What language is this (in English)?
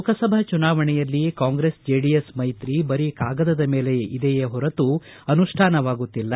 Kannada